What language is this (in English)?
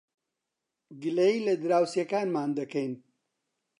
Central Kurdish